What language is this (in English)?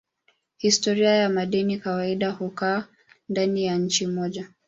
Swahili